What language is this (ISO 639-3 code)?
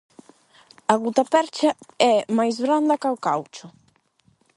glg